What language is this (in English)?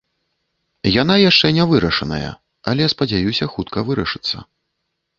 Belarusian